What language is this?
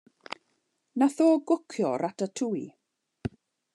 Welsh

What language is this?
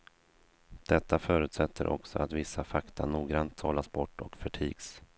Swedish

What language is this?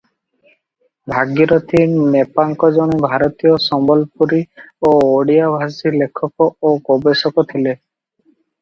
Odia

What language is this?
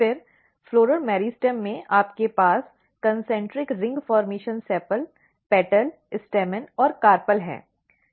Hindi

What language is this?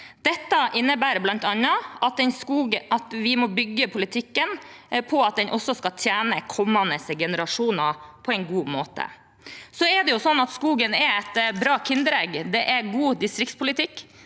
Norwegian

